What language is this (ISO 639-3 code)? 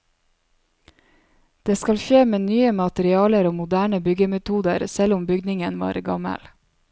nor